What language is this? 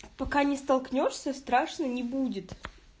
Russian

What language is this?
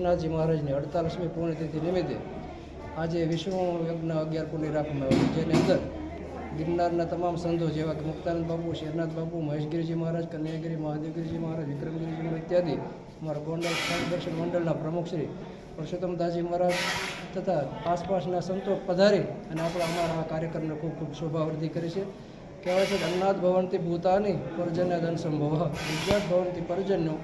Gujarati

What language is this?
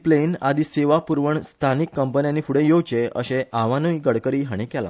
Konkani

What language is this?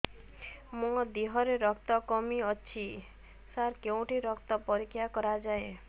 Odia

